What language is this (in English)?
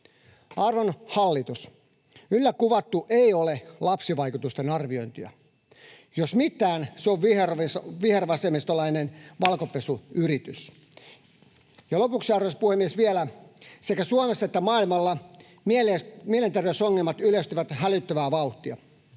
Finnish